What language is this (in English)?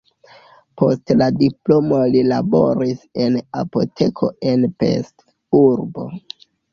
Esperanto